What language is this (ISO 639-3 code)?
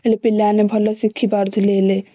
ori